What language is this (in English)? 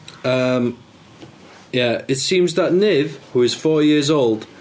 Welsh